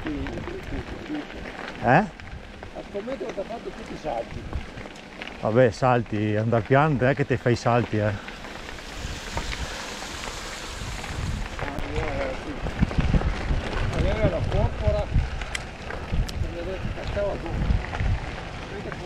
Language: Italian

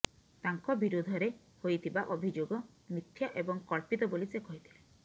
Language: Odia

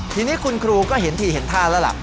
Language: Thai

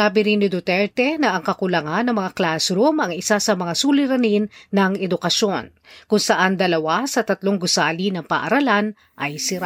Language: Filipino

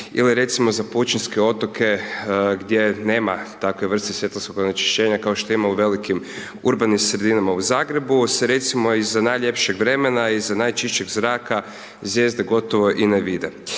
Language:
Croatian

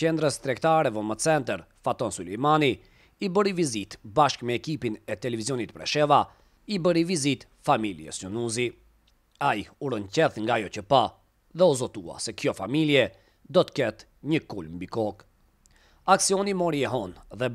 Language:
Romanian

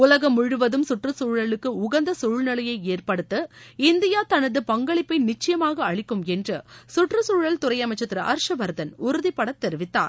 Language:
Tamil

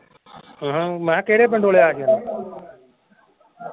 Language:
Punjabi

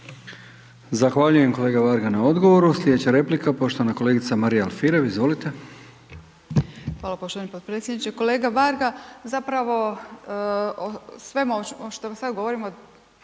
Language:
Croatian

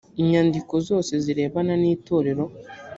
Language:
Kinyarwanda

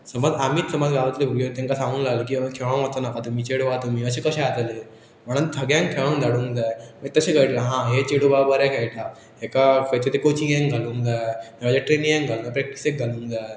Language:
Konkani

